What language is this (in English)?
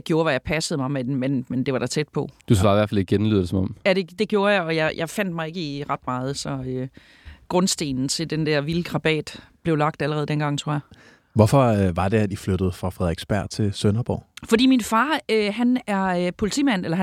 Danish